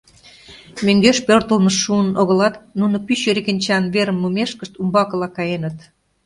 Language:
Mari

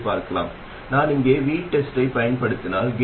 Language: Tamil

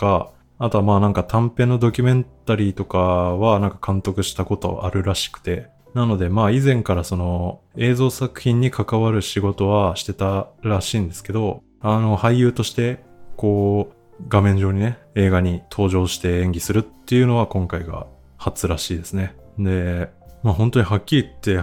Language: Japanese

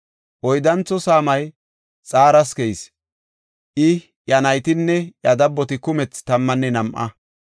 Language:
Gofa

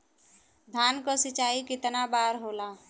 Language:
Bhojpuri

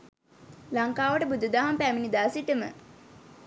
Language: Sinhala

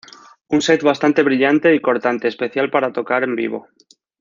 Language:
Spanish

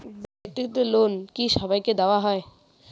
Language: Bangla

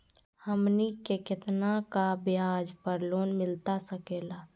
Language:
Magahi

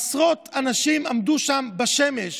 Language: Hebrew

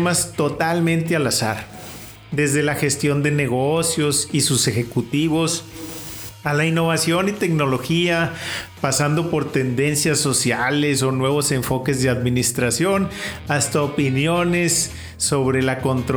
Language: Spanish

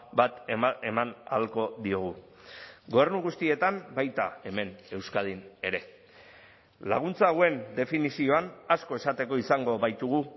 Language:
Basque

